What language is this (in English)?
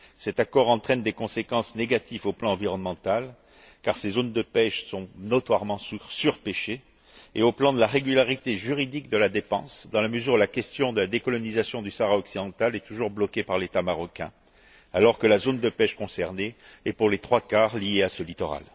French